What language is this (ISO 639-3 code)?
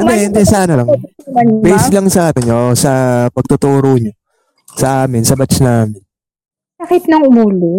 fil